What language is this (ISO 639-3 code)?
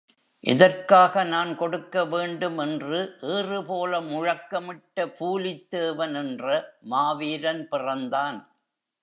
tam